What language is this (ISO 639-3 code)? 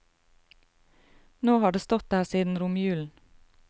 nor